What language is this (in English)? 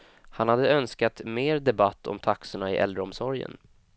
Swedish